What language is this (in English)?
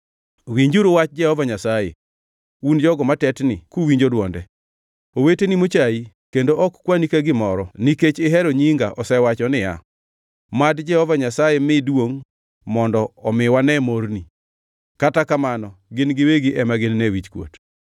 Luo (Kenya and Tanzania)